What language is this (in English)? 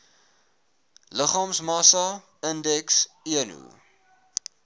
Afrikaans